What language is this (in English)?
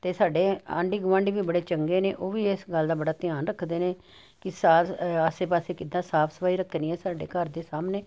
Punjabi